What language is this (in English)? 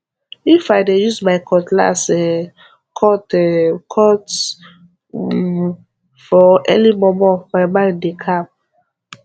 Nigerian Pidgin